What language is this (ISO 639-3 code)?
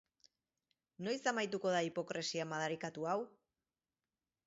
eus